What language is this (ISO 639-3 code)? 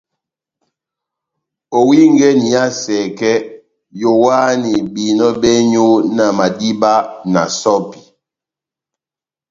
bnm